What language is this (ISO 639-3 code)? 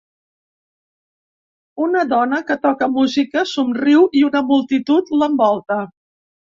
cat